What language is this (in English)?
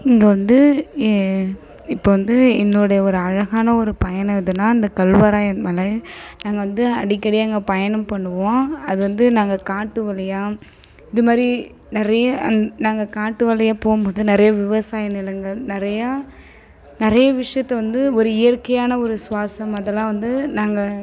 Tamil